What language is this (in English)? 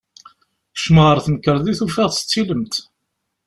Kabyle